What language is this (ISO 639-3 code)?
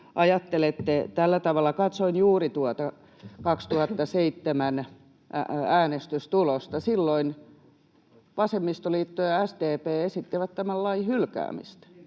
fin